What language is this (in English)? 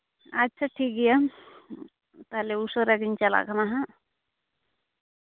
Santali